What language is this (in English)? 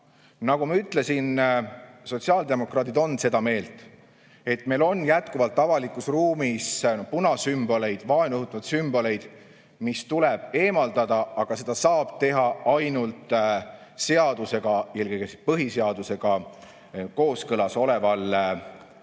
Estonian